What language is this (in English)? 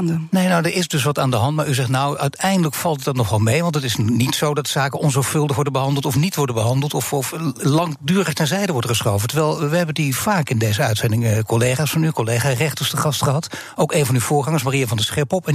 Dutch